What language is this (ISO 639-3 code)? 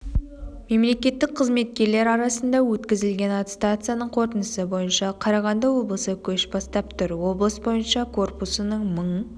kaz